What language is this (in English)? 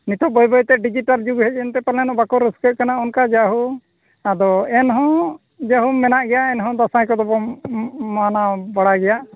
Santali